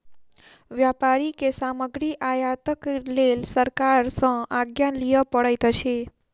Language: Maithili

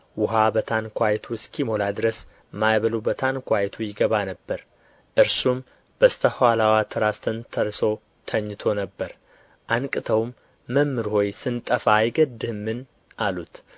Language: Amharic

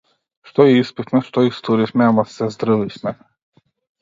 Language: Macedonian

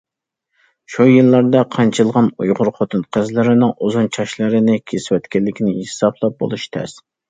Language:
Uyghur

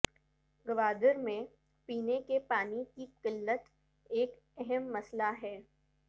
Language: Urdu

